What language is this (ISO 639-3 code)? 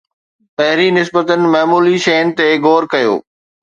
snd